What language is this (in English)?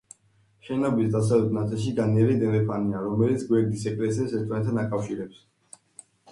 Georgian